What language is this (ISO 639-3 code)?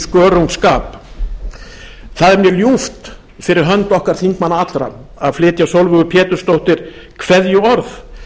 isl